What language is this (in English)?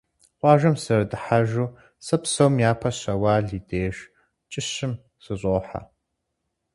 Kabardian